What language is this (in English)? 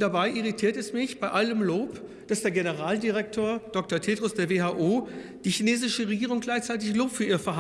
German